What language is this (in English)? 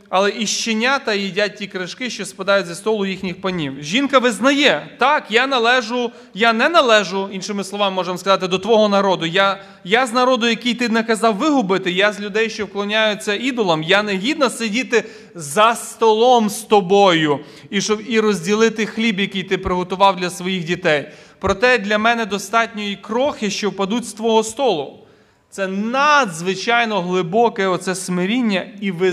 Ukrainian